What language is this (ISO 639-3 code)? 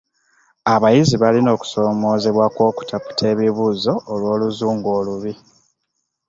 lug